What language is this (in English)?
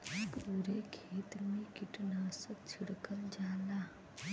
Bhojpuri